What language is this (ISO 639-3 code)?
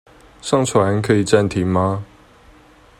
zho